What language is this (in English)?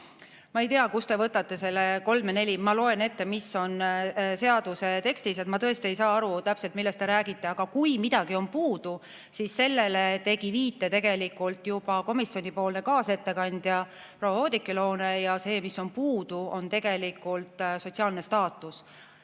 Estonian